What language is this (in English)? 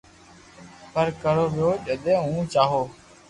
Loarki